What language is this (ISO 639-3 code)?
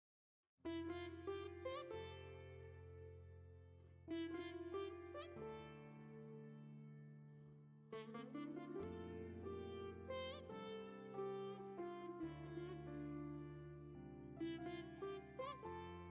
hin